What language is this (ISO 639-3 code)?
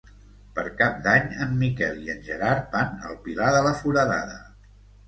cat